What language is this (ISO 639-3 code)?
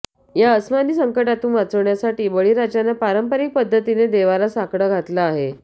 mar